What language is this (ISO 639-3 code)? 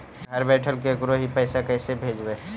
mag